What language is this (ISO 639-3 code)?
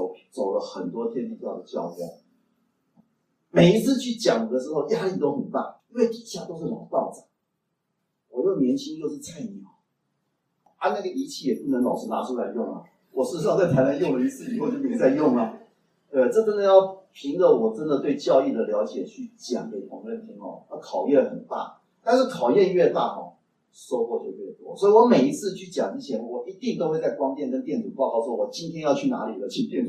zho